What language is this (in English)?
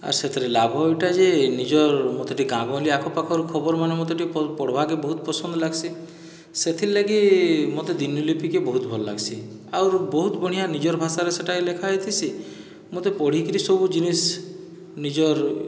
Odia